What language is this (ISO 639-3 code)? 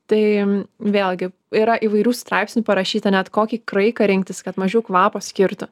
lit